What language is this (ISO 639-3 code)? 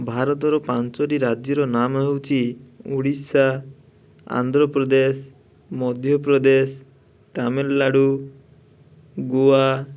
ori